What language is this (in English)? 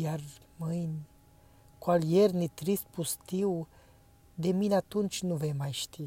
Romanian